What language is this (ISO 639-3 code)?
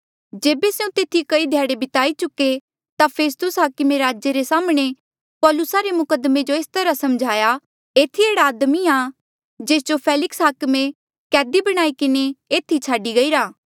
mjl